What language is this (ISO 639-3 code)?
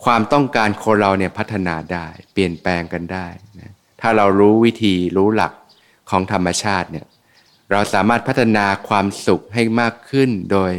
tha